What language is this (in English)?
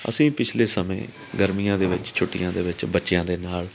Punjabi